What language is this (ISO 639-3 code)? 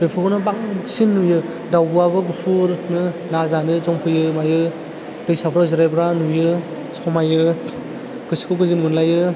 brx